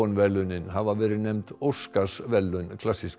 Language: Icelandic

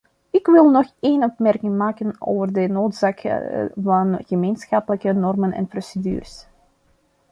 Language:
Dutch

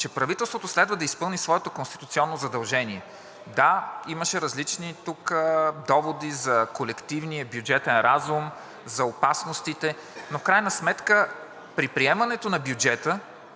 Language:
Bulgarian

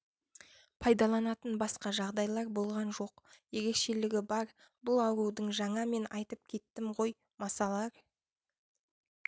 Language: Kazakh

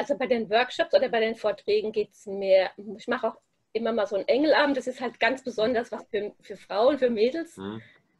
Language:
German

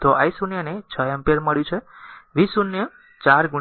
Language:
Gujarati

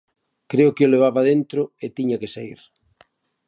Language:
Galician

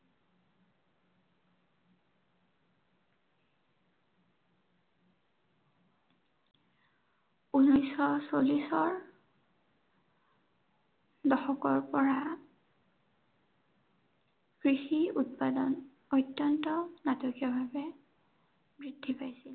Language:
Assamese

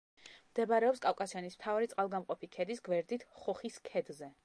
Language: Georgian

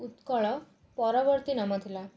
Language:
Odia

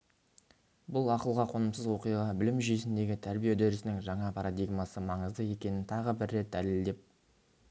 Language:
Kazakh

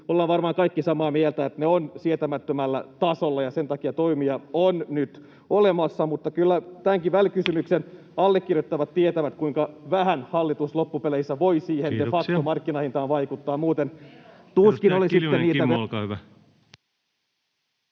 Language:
Finnish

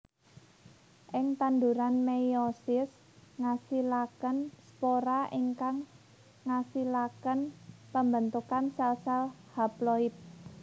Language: Javanese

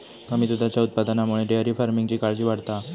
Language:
Marathi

